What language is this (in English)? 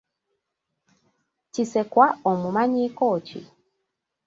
Ganda